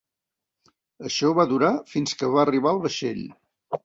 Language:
Catalan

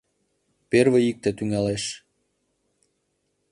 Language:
Mari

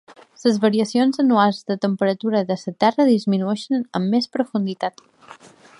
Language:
Catalan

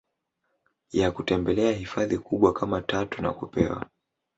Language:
Swahili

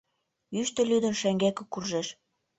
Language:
Mari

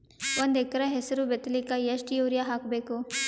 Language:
Kannada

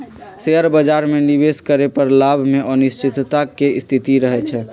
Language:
Magahi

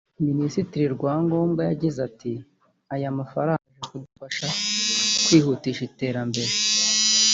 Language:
Kinyarwanda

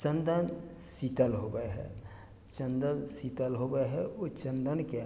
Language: Maithili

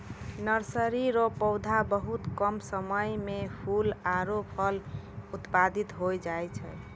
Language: Maithili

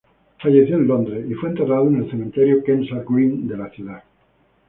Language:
Spanish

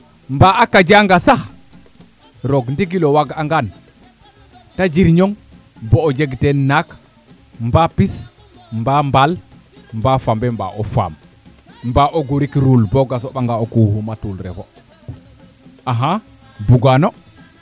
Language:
Serer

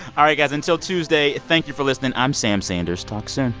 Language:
English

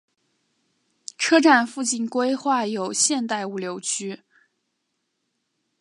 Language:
Chinese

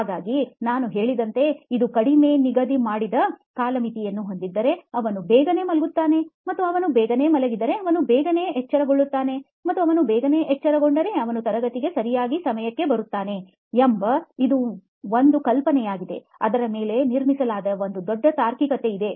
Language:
Kannada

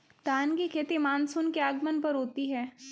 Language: Hindi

